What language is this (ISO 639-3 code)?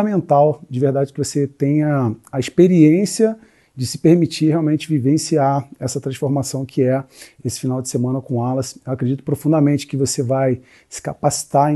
por